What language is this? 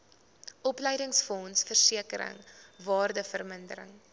Afrikaans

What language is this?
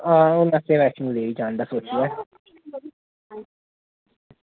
Dogri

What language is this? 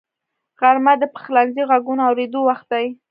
Pashto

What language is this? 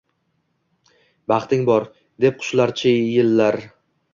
Uzbek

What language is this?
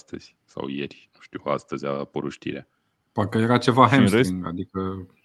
Romanian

